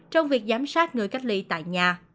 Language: Vietnamese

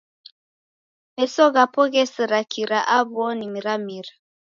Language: Taita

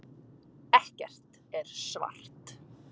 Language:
Icelandic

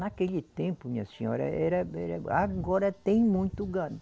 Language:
Portuguese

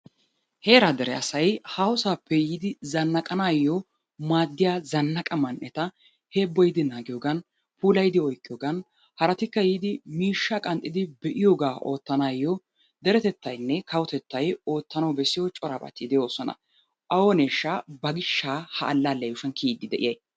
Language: Wolaytta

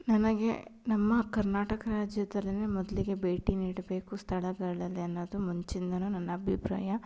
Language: Kannada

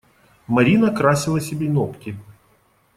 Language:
Russian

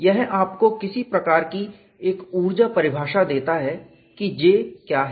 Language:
Hindi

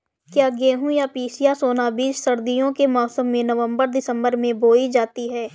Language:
Hindi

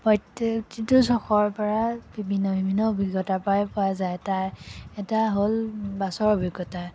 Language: Assamese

